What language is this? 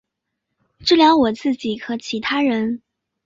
Chinese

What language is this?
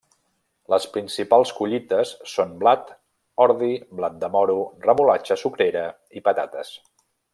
Catalan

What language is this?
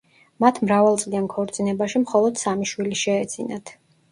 Georgian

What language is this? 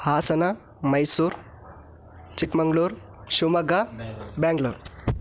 Sanskrit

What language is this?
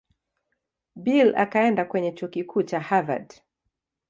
Swahili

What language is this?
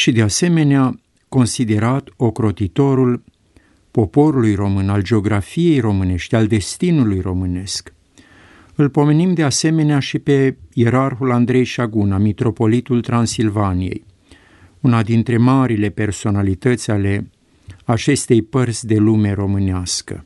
Romanian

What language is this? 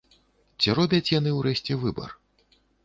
Belarusian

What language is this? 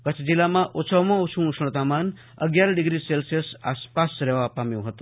Gujarati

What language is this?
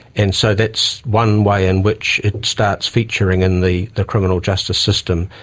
English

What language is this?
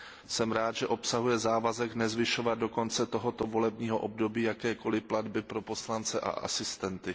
Czech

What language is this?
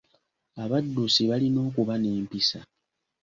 Ganda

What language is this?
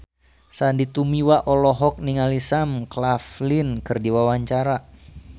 Sundanese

